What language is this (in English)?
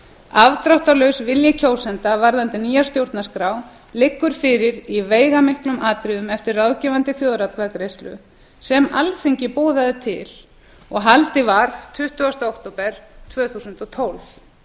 Icelandic